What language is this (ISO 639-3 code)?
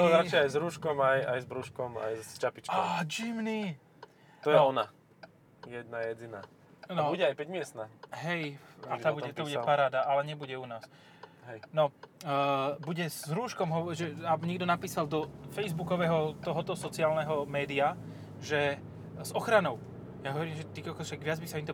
slk